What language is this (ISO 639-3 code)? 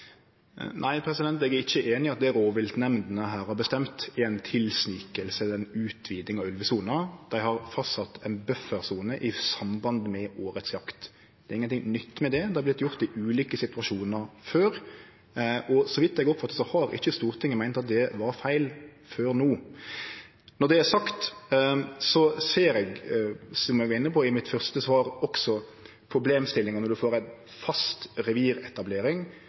nno